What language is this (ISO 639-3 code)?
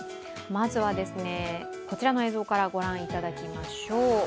jpn